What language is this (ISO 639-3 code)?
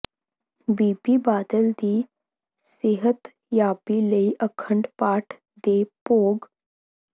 pan